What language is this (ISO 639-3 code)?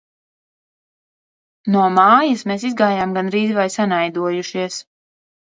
lav